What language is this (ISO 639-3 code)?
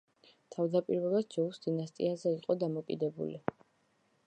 kat